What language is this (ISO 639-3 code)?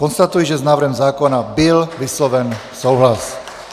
ces